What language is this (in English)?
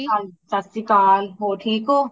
Punjabi